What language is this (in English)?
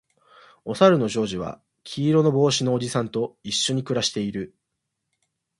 Japanese